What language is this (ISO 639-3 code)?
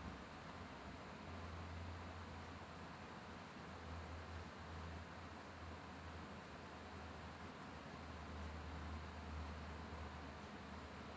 eng